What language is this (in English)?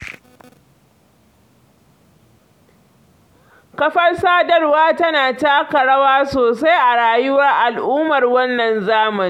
Hausa